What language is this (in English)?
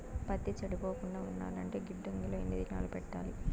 Telugu